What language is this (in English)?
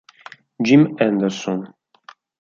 Italian